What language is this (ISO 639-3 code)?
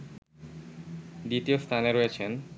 ben